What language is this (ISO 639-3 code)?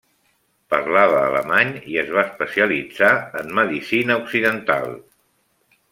cat